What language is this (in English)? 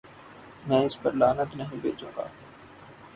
Urdu